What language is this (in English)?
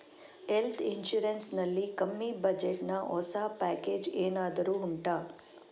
Kannada